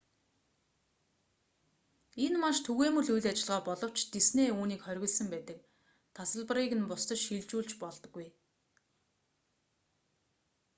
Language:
Mongolian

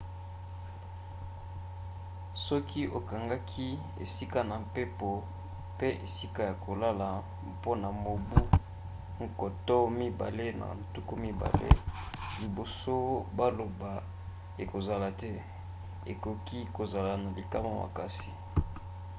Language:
Lingala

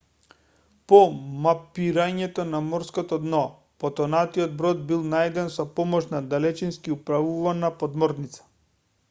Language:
Macedonian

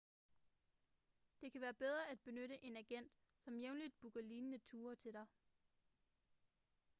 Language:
Danish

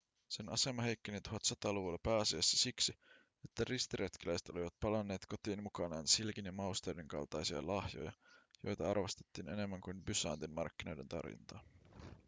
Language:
Finnish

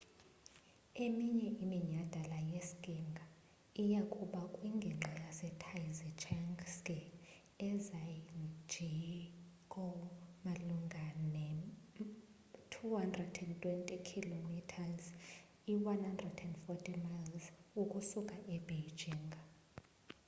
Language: Xhosa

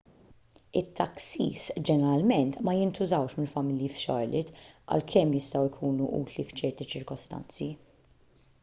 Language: Maltese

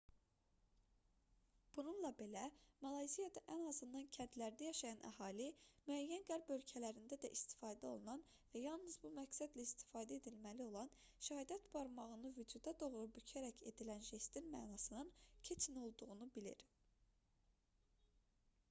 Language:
Azerbaijani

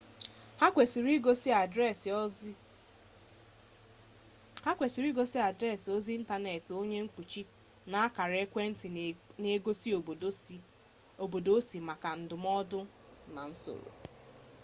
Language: Igbo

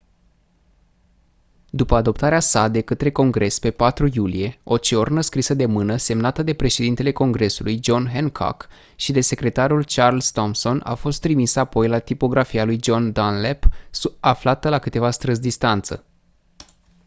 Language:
Romanian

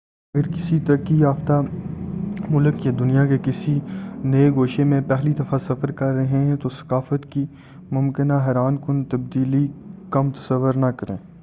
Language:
Urdu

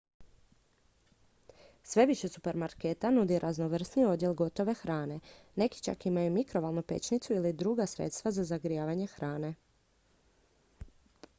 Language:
Croatian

